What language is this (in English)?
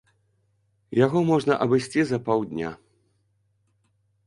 Belarusian